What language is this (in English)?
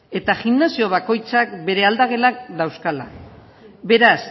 Basque